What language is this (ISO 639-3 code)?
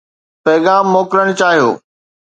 snd